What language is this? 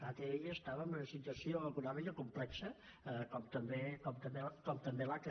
Catalan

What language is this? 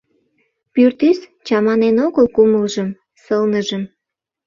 Mari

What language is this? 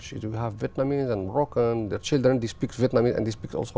Vietnamese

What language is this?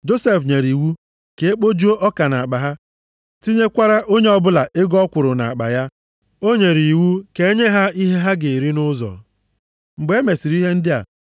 Igbo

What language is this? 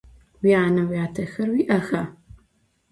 Adyghe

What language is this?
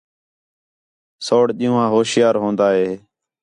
Khetrani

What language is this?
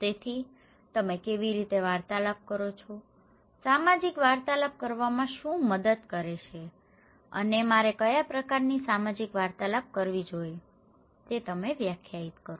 Gujarati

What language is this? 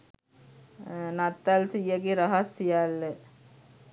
Sinhala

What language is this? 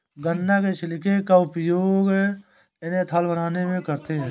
Hindi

